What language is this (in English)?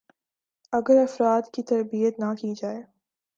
Urdu